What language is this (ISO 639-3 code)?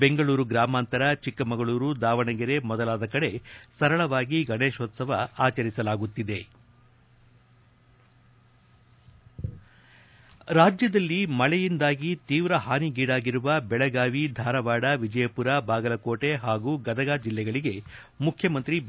kan